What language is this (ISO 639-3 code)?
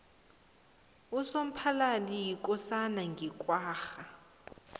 nbl